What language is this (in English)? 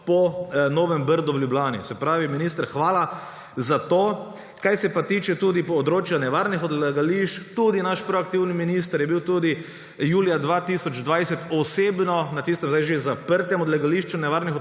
Slovenian